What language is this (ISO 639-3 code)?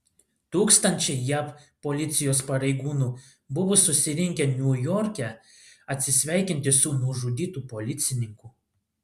lit